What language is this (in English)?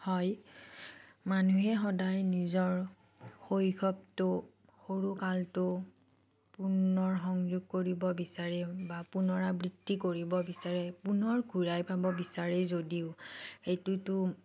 Assamese